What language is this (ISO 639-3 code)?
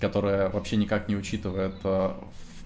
rus